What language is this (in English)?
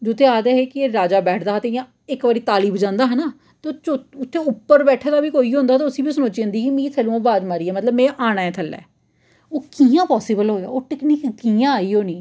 Dogri